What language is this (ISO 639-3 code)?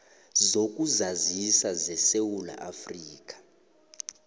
nbl